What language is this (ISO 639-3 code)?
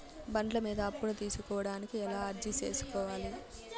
tel